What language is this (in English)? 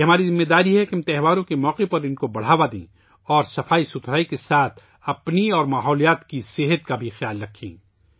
Urdu